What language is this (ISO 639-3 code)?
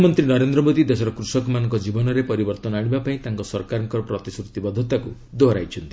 ori